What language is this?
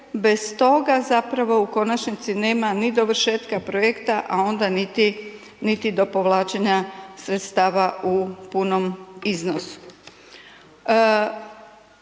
Croatian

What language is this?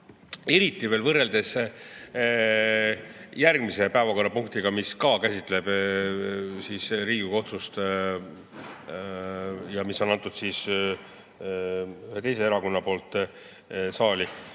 Estonian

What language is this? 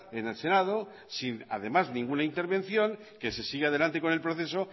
Spanish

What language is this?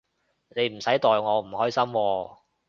Cantonese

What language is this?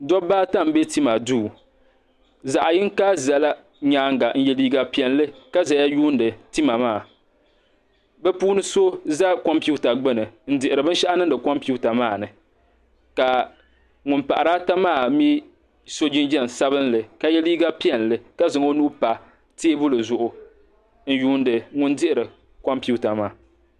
Dagbani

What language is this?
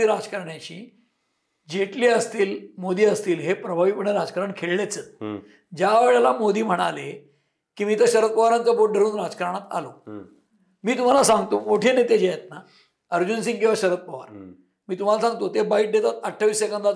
Marathi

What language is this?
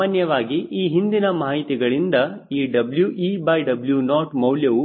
Kannada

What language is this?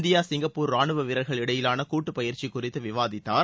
Tamil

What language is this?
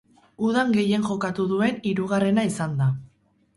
Basque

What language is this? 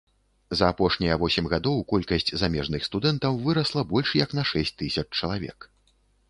Belarusian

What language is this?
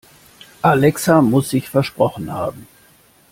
German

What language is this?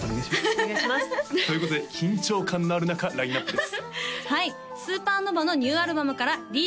Japanese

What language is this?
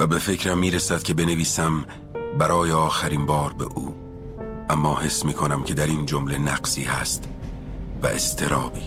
Persian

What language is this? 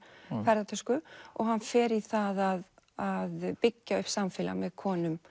Icelandic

